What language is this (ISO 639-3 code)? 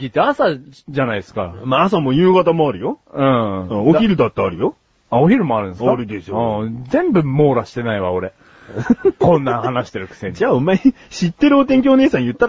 jpn